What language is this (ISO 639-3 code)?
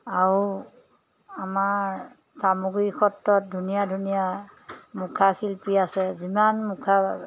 asm